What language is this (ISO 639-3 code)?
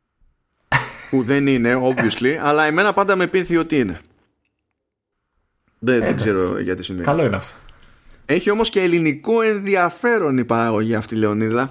ell